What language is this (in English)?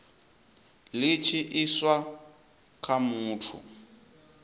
Venda